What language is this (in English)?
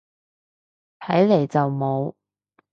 Cantonese